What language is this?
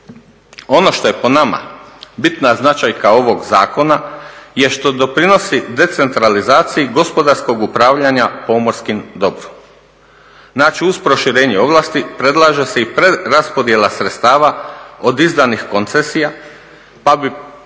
Croatian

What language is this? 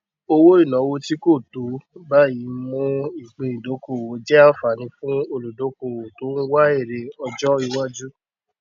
Yoruba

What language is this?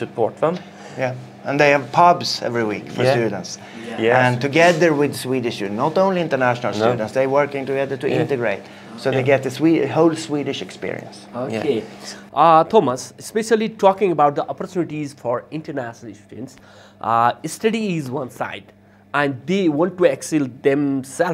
English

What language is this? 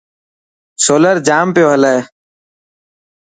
Dhatki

